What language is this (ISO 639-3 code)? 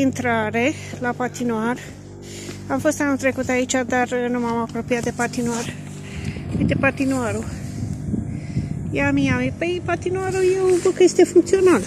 ron